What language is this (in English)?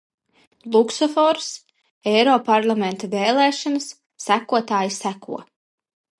Latvian